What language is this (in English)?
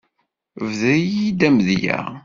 Kabyle